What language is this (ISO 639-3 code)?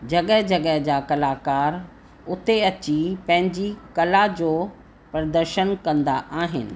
snd